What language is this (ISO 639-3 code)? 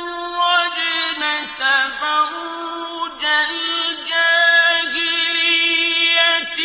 ara